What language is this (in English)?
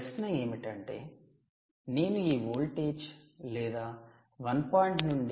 Telugu